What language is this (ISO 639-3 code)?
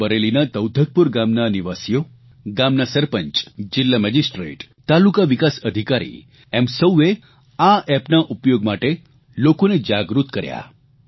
guj